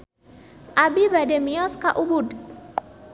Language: Sundanese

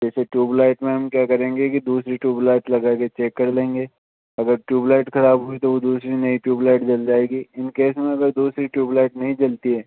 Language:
Hindi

